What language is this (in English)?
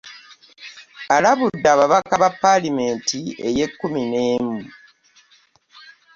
Ganda